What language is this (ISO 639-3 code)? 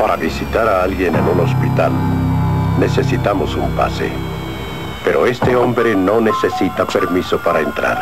spa